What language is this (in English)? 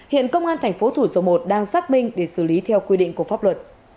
Vietnamese